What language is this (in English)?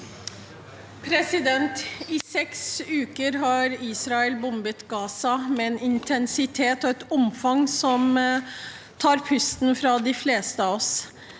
Norwegian